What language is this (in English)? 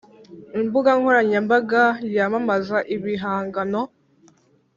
Kinyarwanda